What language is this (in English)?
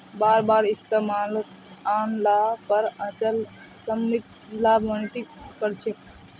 Magahi